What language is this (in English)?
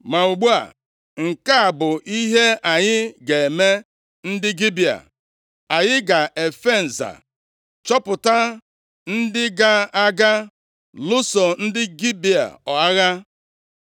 Igbo